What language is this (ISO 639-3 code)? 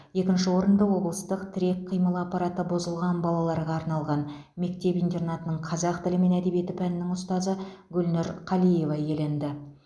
kaz